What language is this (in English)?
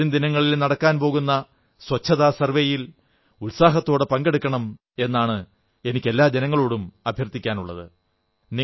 Malayalam